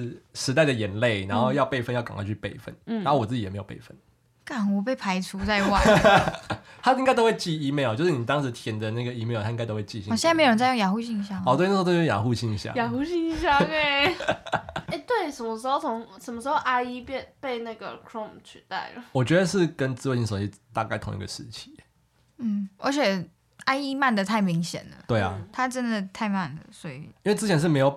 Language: Chinese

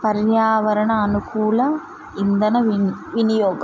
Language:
Telugu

